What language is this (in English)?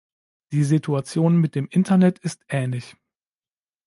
German